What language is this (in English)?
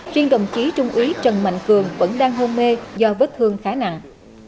Vietnamese